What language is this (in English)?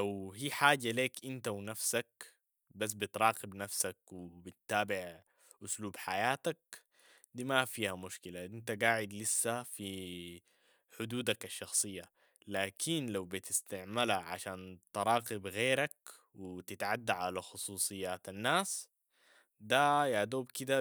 Sudanese Arabic